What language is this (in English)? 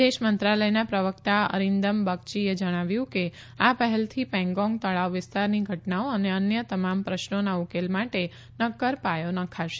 Gujarati